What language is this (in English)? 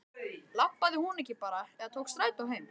Icelandic